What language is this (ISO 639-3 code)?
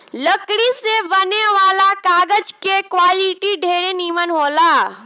bho